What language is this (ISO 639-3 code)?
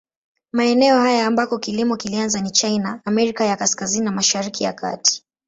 swa